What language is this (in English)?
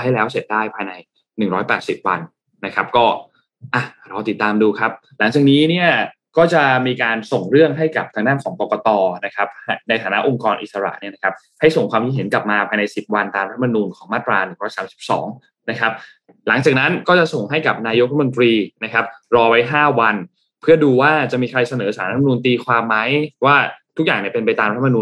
Thai